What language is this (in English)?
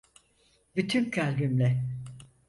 Turkish